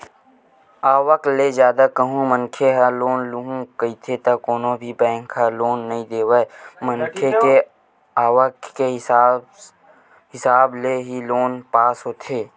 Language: Chhattisgarhi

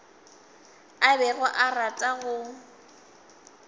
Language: Northern Sotho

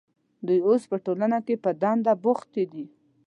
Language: Pashto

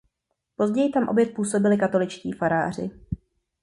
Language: Czech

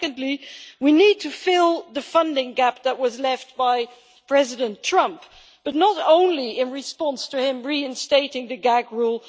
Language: English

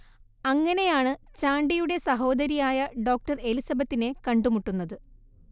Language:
Malayalam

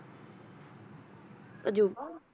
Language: Punjabi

